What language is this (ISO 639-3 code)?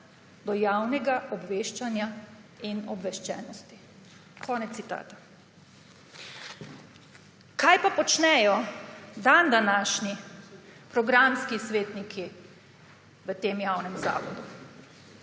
slv